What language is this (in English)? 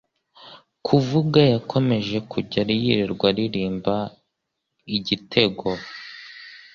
Kinyarwanda